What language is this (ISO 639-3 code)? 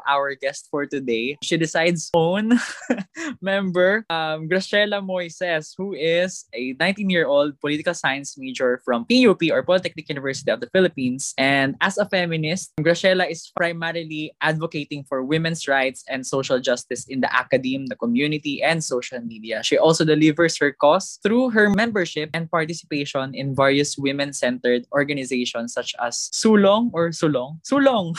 fil